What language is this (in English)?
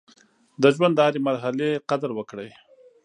Pashto